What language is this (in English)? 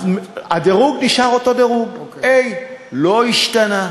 Hebrew